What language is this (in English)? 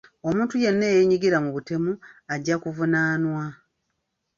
Ganda